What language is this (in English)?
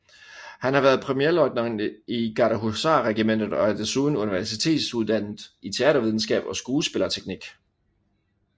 Danish